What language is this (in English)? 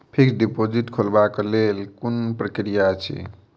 Maithili